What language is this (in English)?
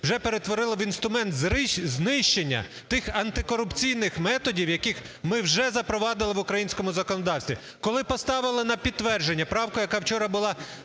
Ukrainian